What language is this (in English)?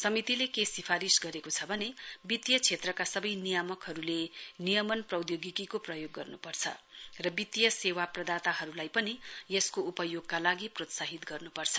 Nepali